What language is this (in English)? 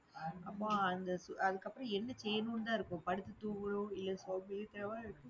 Tamil